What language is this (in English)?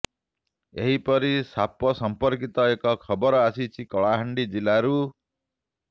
Odia